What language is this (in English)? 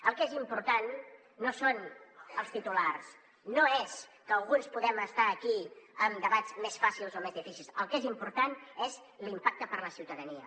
Catalan